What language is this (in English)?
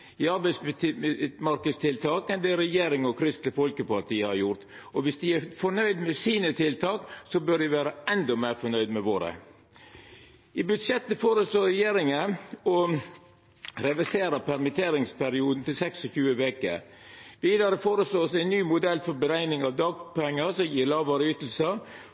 Norwegian Nynorsk